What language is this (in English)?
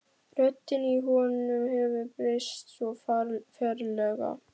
Icelandic